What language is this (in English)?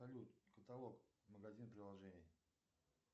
Russian